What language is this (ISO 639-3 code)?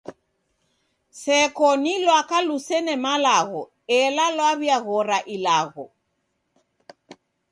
dav